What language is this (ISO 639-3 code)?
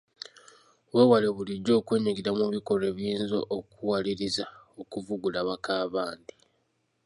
lug